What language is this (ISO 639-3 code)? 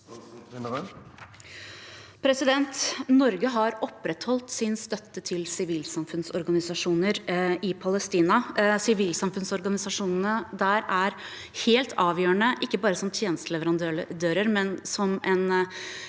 nor